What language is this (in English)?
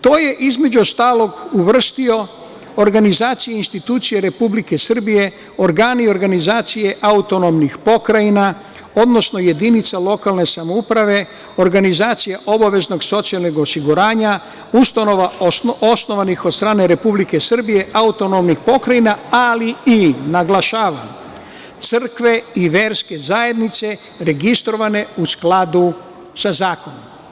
Serbian